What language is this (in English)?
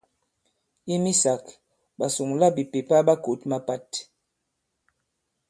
Bankon